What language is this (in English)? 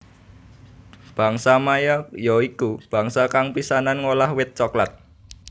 Javanese